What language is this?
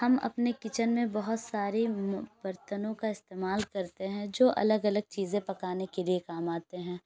Urdu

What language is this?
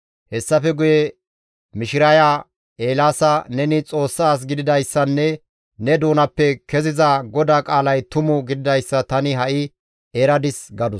Gamo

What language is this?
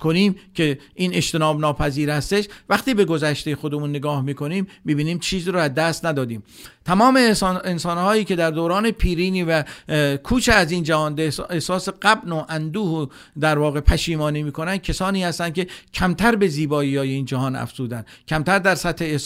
Persian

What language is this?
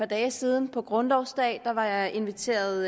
Danish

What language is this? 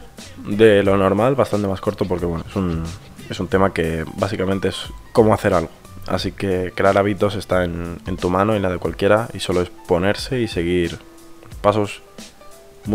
Spanish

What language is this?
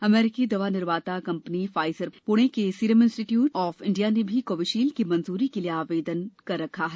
Hindi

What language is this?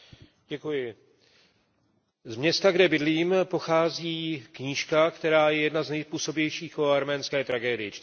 Czech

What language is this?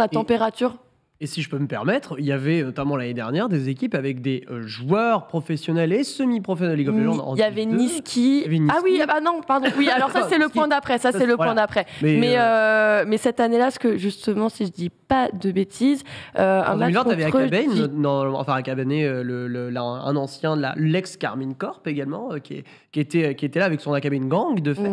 French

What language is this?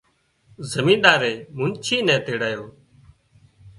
Wadiyara Koli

